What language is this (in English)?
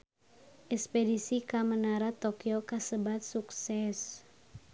Sundanese